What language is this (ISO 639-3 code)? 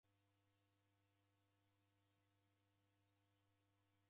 dav